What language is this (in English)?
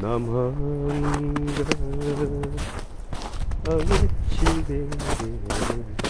Korean